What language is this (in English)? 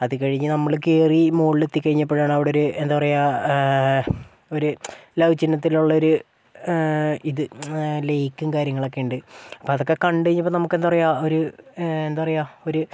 Malayalam